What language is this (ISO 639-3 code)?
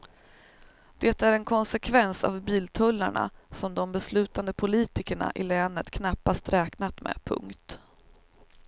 swe